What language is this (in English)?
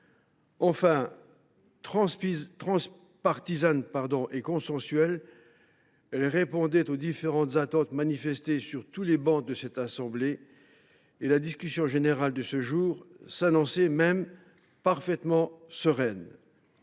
French